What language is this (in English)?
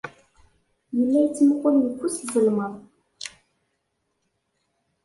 Kabyle